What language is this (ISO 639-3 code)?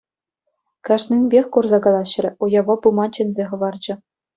chv